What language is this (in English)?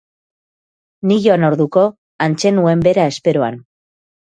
Basque